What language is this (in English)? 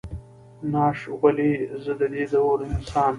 Pashto